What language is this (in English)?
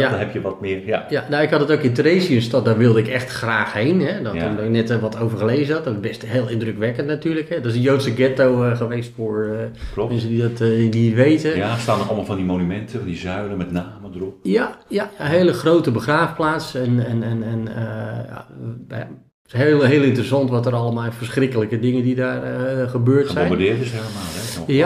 Dutch